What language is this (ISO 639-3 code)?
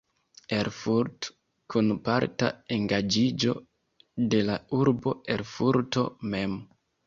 epo